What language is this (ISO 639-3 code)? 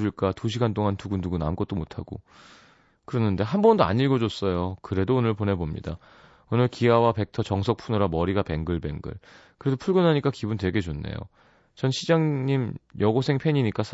kor